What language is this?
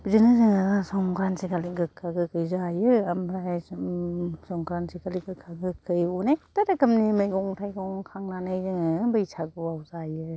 Bodo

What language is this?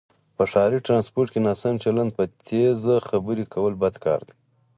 Pashto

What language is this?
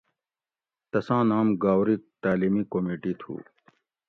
Gawri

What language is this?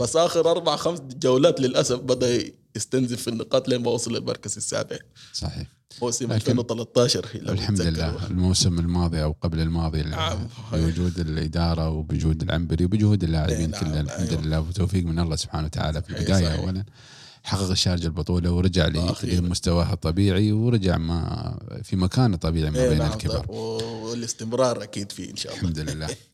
Arabic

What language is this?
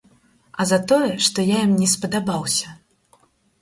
Belarusian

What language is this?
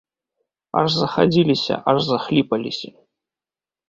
Belarusian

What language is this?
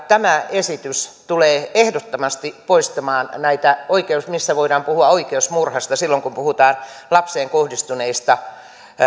Finnish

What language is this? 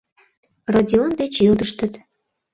Mari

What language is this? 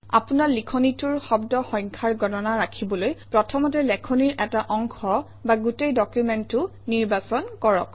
Assamese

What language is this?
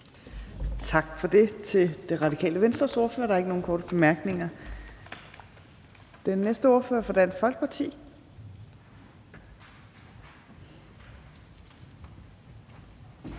Danish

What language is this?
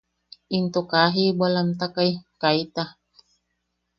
Yaqui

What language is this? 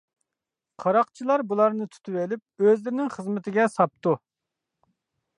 Uyghur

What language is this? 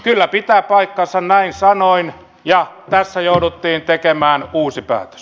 Finnish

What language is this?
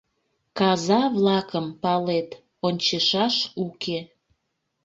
Mari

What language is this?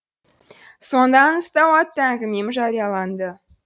Kazakh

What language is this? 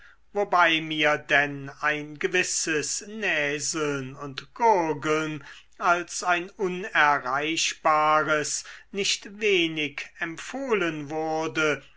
German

